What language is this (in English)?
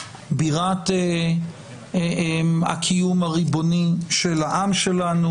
Hebrew